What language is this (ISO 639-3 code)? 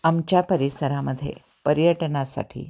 mar